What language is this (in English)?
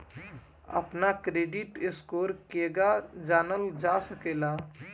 Bhojpuri